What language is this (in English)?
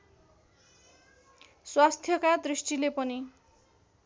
Nepali